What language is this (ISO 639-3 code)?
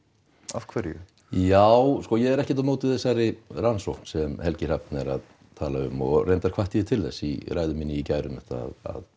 isl